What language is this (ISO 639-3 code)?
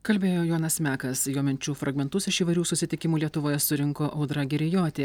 lit